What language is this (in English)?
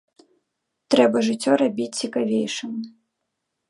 Belarusian